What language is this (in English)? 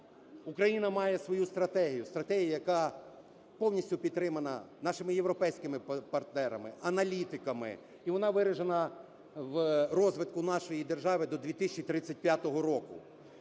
Ukrainian